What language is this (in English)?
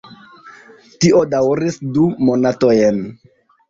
Esperanto